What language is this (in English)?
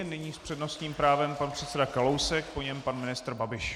Czech